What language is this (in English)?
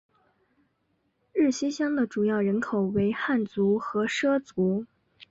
Chinese